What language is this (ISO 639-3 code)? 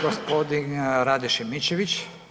hrv